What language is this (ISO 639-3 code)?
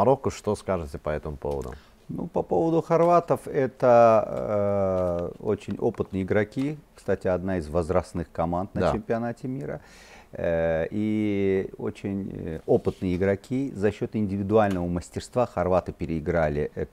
rus